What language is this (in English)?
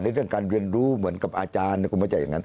Thai